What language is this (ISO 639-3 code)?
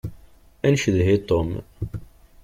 kab